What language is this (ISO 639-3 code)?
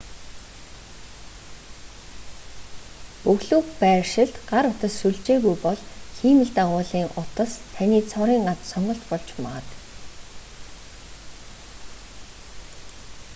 mon